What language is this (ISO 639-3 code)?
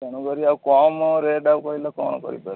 ori